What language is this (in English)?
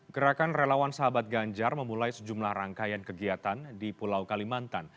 Indonesian